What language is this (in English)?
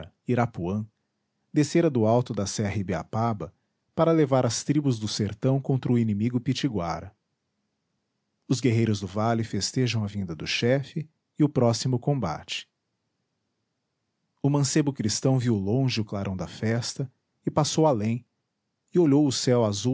Portuguese